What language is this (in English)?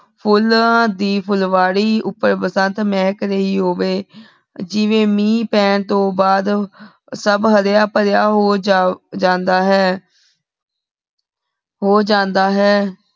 Punjabi